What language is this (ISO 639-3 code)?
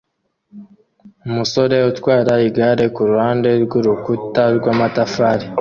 kin